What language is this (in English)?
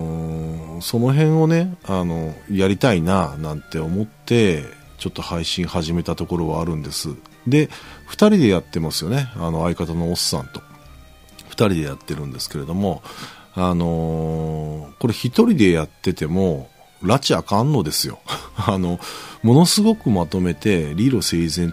Japanese